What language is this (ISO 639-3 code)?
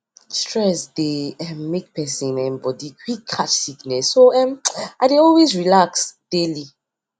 pcm